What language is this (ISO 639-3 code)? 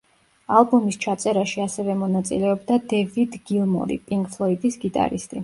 kat